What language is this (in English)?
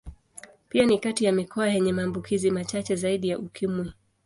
Swahili